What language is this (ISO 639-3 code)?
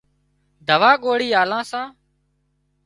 kxp